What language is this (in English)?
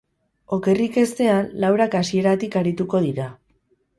Basque